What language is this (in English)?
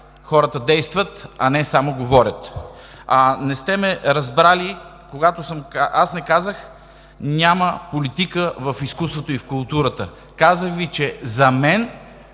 Bulgarian